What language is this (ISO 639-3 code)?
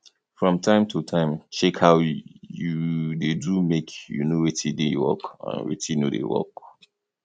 pcm